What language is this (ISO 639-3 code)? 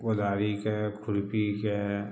mai